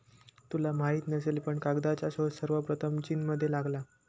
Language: Marathi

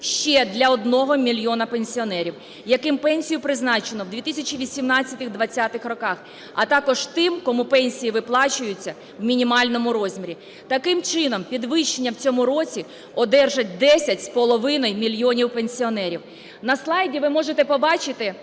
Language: Ukrainian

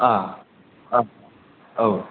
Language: Bodo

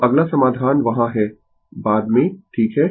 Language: Hindi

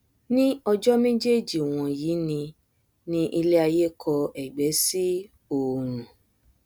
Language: Yoruba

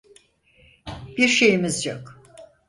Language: Turkish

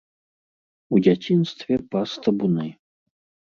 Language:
Belarusian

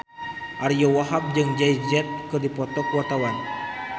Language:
Sundanese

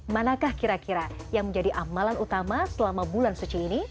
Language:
Indonesian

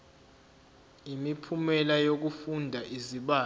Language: Zulu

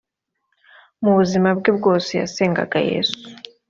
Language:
Kinyarwanda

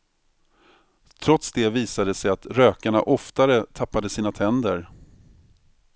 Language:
Swedish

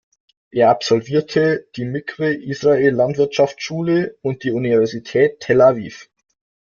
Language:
German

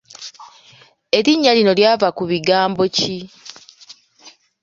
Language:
Ganda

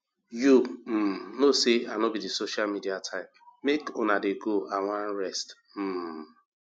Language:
Nigerian Pidgin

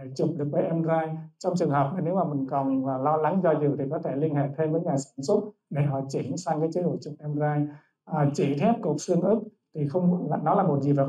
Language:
Vietnamese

